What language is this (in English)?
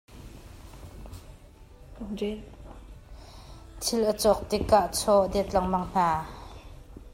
Hakha Chin